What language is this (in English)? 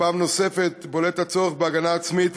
Hebrew